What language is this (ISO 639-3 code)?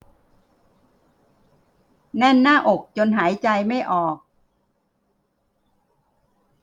tha